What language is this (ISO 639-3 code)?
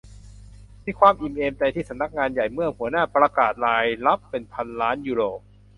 tha